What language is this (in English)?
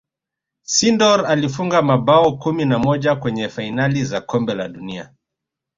Swahili